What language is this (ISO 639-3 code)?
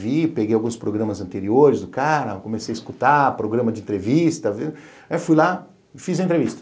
por